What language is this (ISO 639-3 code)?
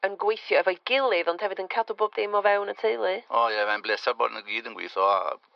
cym